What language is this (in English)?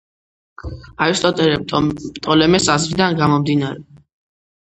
Georgian